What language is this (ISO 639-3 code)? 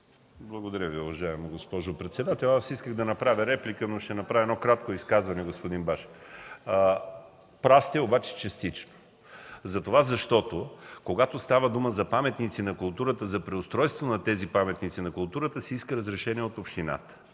bul